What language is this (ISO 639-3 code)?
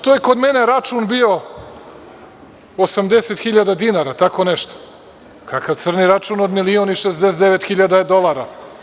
srp